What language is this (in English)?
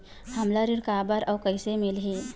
Chhattisgarhi